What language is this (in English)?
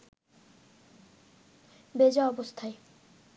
Bangla